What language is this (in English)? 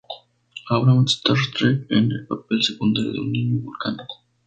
Spanish